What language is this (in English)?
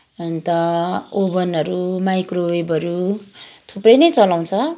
Nepali